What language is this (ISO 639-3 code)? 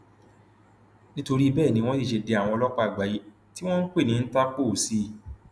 yor